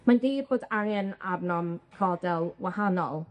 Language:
Welsh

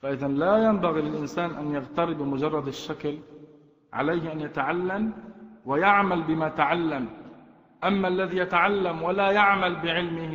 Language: Arabic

